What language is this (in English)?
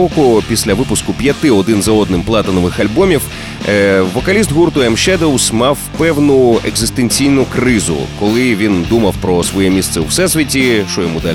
Ukrainian